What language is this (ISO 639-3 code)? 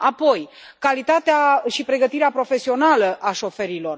ron